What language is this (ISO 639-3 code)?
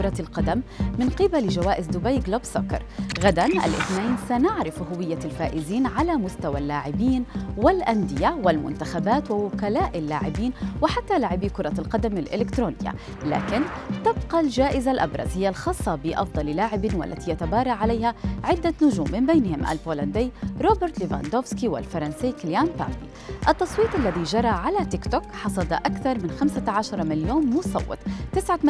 ara